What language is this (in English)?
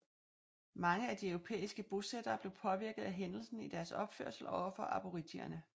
Danish